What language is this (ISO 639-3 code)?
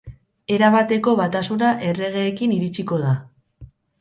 eus